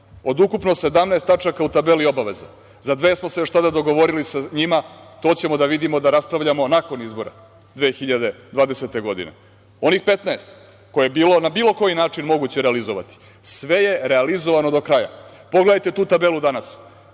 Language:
Serbian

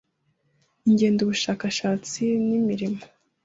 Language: Kinyarwanda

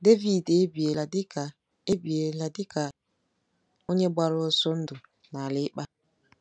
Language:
Igbo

